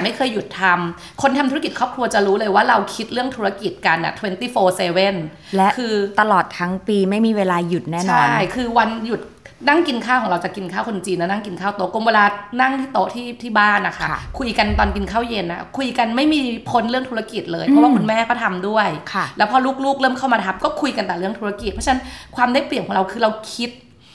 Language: Thai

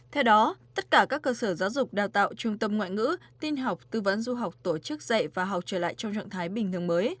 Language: Vietnamese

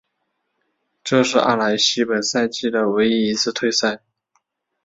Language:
Chinese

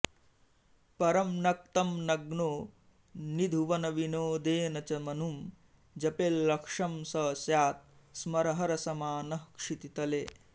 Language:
Sanskrit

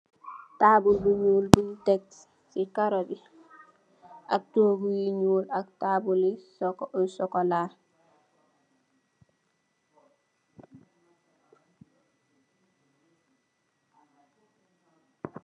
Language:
Wolof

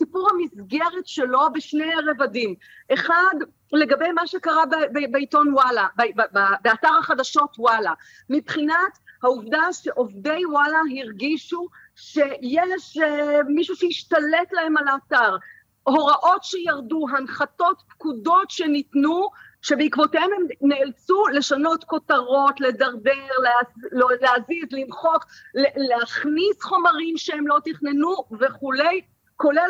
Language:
Hebrew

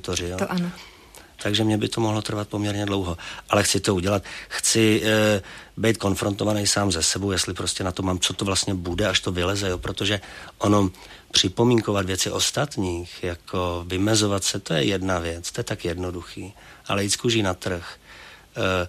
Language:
Czech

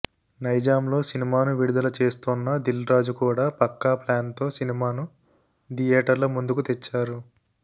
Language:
Telugu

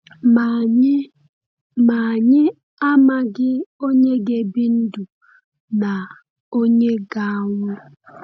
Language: Igbo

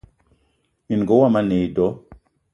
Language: Eton (Cameroon)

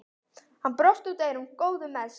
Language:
Icelandic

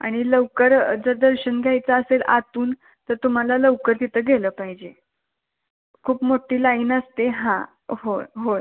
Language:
Marathi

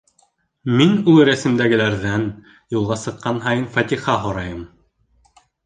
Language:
Bashkir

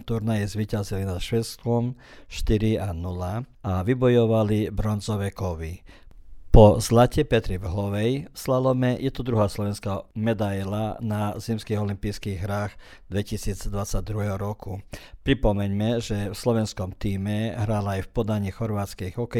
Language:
Croatian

